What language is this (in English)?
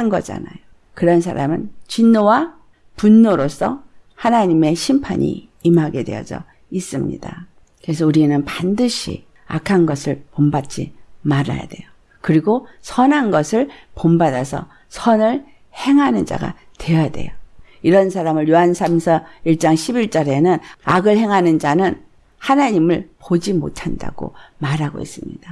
Korean